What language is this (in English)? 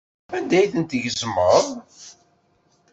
Kabyle